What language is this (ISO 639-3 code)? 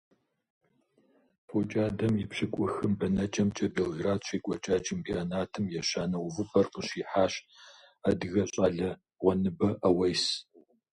kbd